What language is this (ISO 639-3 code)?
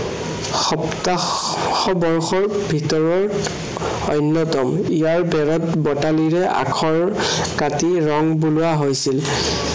asm